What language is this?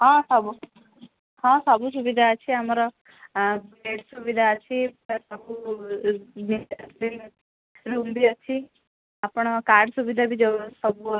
Odia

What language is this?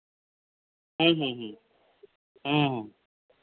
Santali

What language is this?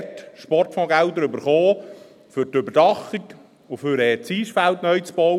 Swiss German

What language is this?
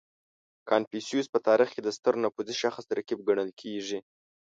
Pashto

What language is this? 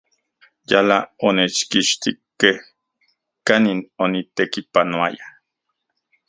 Central Puebla Nahuatl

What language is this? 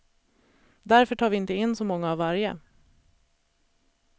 Swedish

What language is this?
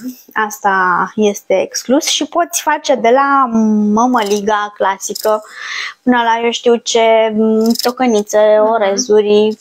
Romanian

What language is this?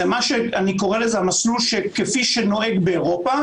Hebrew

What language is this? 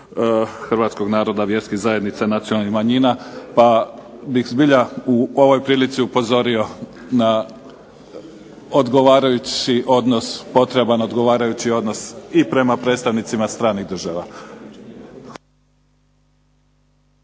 Croatian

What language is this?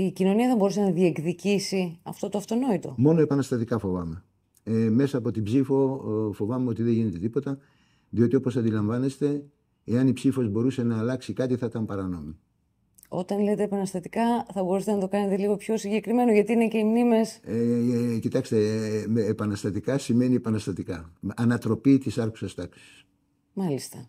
Greek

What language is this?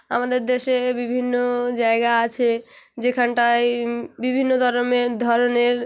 Bangla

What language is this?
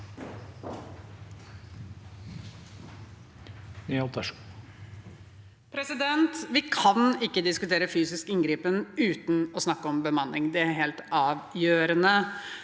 Norwegian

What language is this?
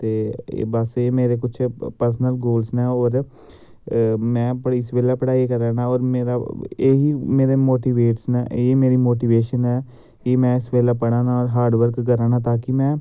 Dogri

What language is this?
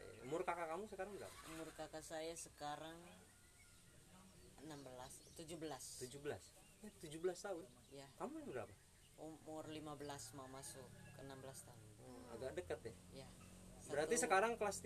Indonesian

